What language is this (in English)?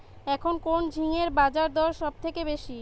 Bangla